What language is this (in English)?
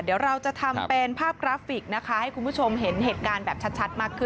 Thai